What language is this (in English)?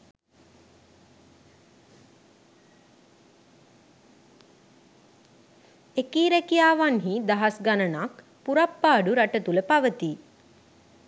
Sinhala